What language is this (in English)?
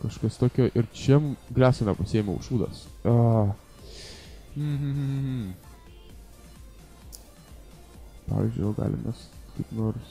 Lithuanian